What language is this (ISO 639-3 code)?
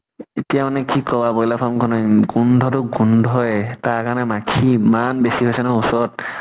asm